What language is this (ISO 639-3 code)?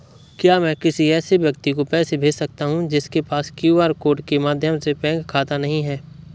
hin